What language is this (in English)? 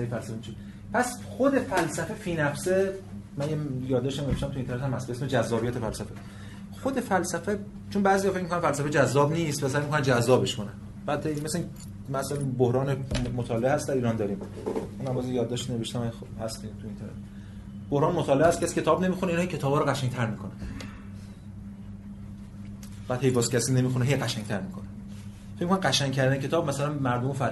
Persian